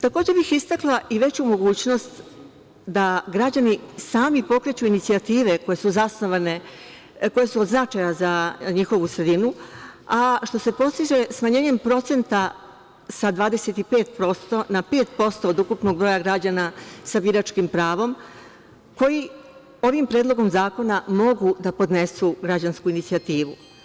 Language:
Serbian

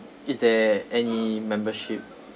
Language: English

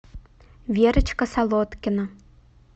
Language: Russian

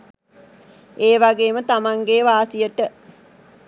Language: Sinhala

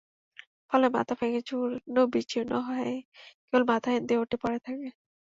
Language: Bangla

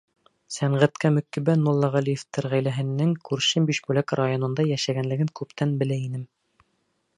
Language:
Bashkir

